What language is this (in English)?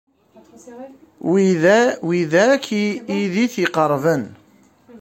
Kabyle